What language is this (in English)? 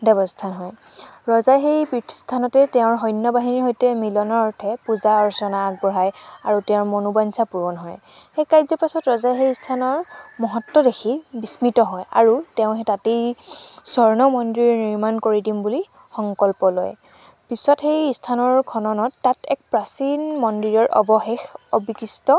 Assamese